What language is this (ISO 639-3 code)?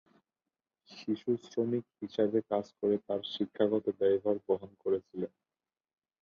ben